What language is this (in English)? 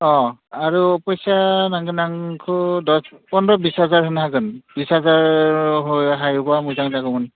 Bodo